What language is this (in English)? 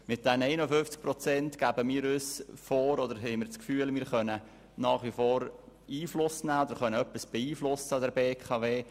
Swiss German